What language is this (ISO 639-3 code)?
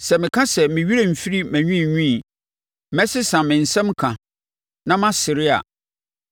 aka